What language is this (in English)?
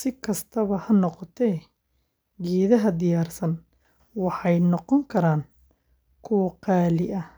Somali